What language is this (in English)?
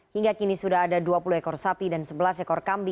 Indonesian